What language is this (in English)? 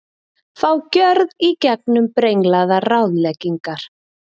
Icelandic